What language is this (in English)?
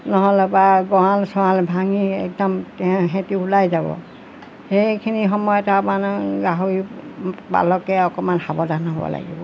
Assamese